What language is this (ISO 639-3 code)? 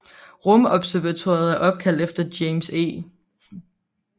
dan